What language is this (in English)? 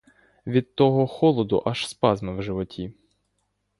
Ukrainian